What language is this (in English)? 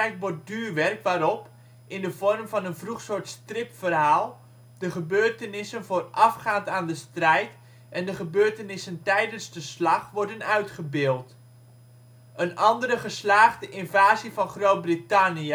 Dutch